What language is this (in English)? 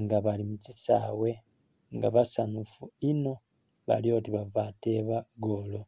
Soga